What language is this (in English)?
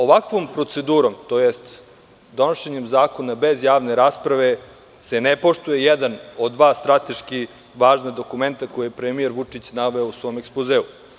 Serbian